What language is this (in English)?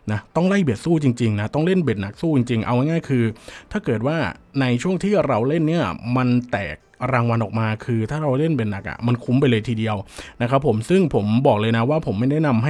Thai